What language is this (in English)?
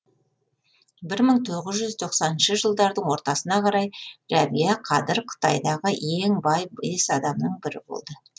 Kazakh